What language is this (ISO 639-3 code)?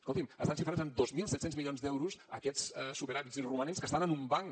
cat